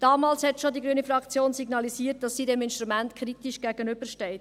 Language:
Swiss German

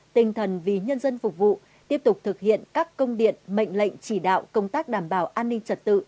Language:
Vietnamese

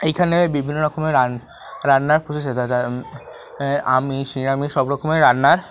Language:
Bangla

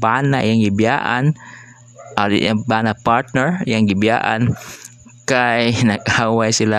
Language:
Filipino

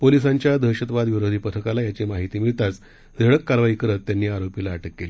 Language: Marathi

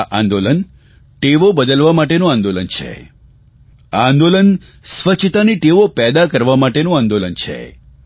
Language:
Gujarati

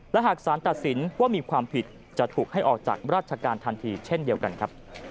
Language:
Thai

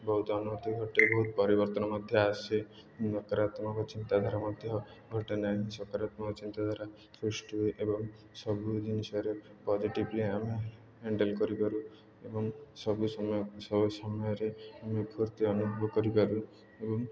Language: Odia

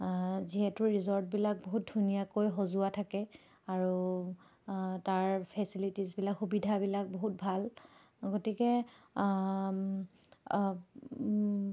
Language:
Assamese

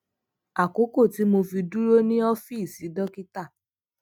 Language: Yoruba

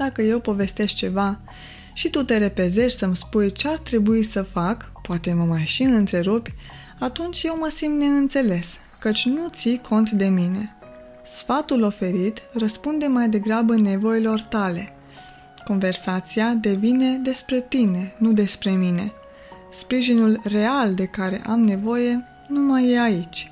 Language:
Romanian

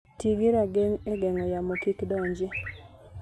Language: Luo (Kenya and Tanzania)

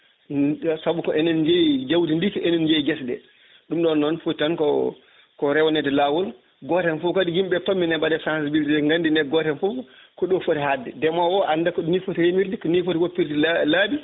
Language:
Fula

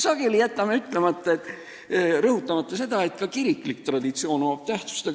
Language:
Estonian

